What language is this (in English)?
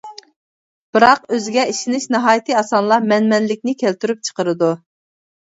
Uyghur